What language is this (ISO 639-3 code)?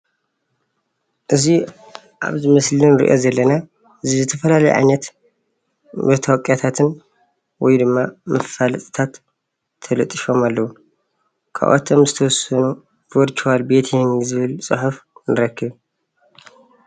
tir